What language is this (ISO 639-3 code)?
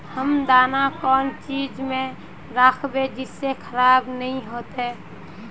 mag